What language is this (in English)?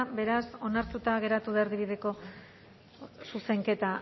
Basque